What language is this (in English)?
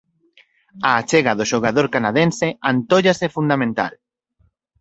Galician